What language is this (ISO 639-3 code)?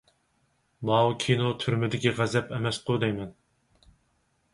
uig